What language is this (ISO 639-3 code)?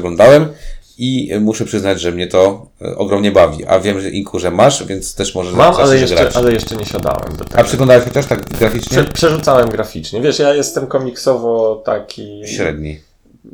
pol